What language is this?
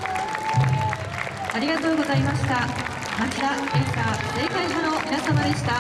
Japanese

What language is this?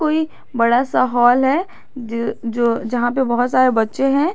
Hindi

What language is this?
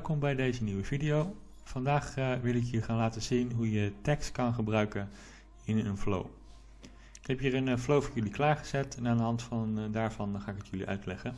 Dutch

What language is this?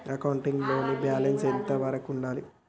Telugu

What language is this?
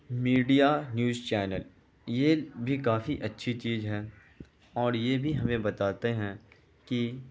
Urdu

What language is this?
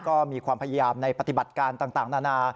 Thai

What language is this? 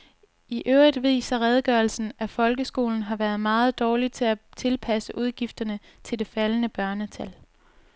Danish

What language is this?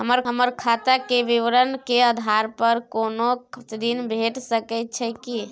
Maithili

